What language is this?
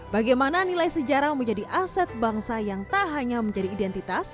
Indonesian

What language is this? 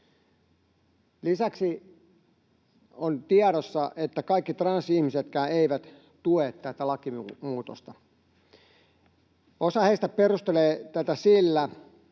Finnish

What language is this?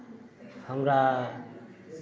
Maithili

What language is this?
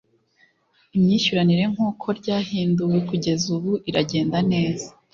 Kinyarwanda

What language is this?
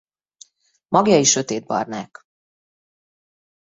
Hungarian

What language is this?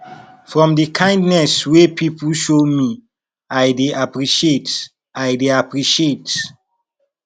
Nigerian Pidgin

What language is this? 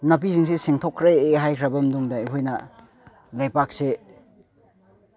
Manipuri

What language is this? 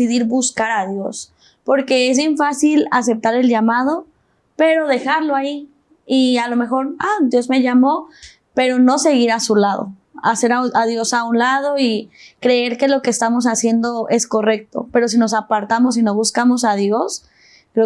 Spanish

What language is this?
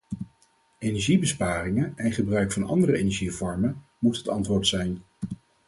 Dutch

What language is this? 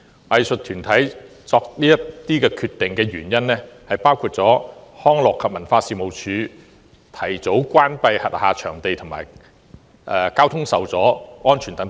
Cantonese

